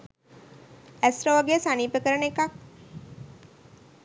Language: Sinhala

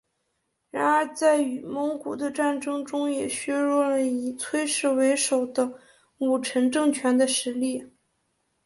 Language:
Chinese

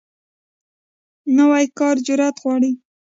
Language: Pashto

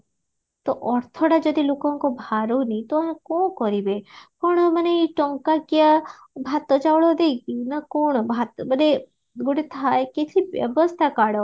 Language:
Odia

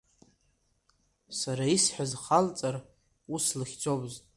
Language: Abkhazian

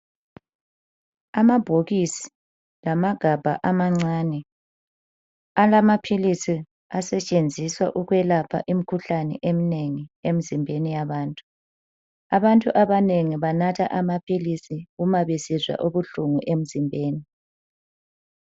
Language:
North Ndebele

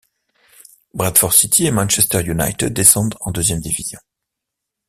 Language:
French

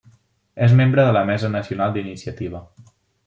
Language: Catalan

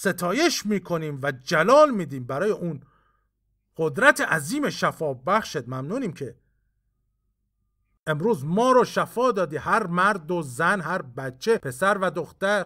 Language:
Persian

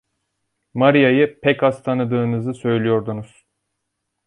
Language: Turkish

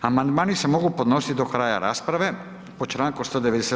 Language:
Croatian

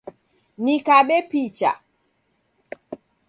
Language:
Taita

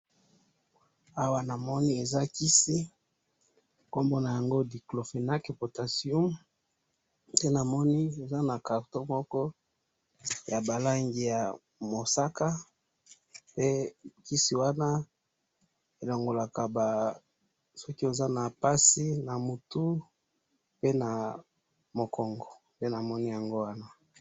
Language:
Lingala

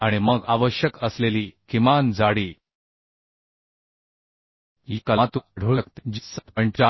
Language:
Marathi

